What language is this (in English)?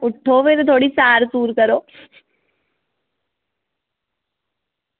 Dogri